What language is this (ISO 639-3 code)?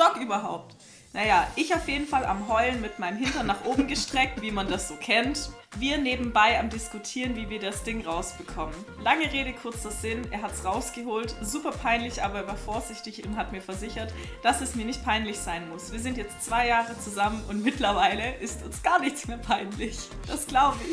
deu